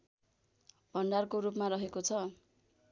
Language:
Nepali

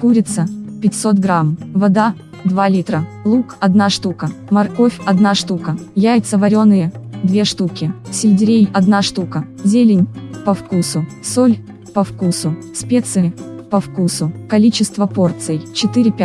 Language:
Russian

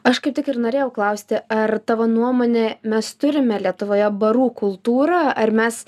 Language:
Lithuanian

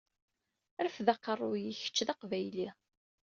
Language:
Kabyle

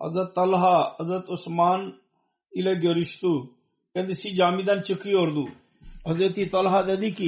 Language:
Turkish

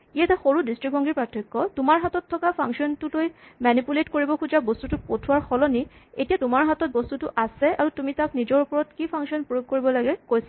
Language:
Assamese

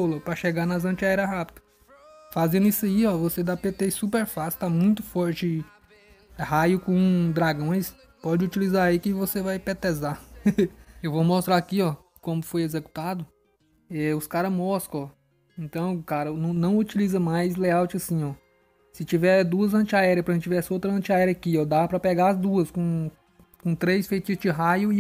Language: Portuguese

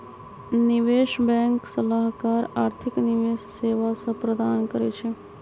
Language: Magahi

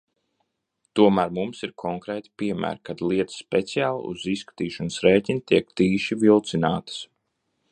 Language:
Latvian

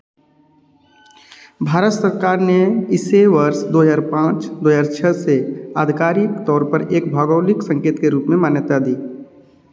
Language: Hindi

